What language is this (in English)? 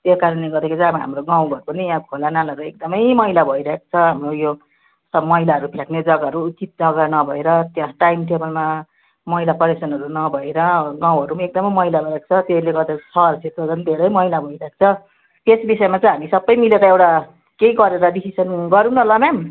Nepali